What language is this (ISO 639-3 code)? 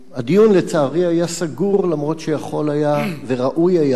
heb